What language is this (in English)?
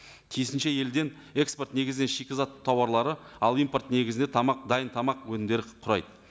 Kazakh